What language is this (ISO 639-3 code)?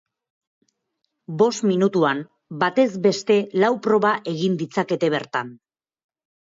eus